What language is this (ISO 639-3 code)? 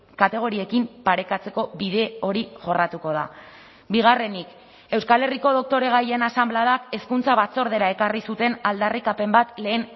eus